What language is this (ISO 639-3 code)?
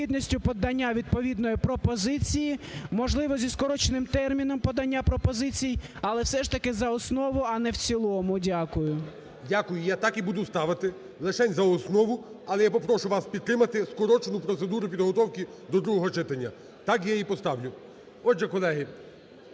ukr